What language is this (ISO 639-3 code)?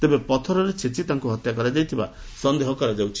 ori